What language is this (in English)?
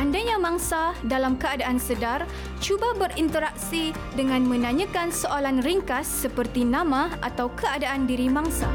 Malay